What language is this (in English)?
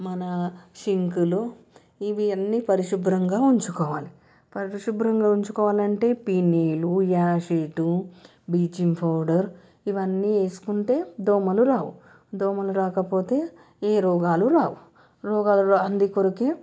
Telugu